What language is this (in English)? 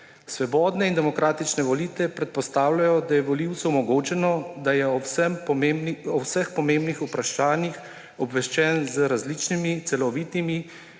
Slovenian